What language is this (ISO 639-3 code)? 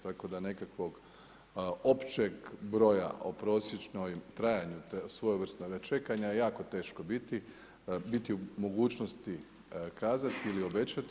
hrv